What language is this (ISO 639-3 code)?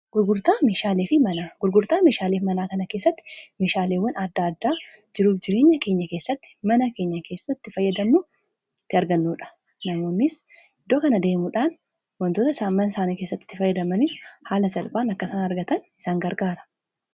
orm